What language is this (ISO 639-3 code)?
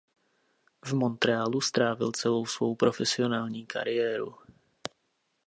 ces